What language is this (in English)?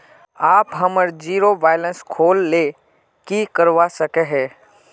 Magahi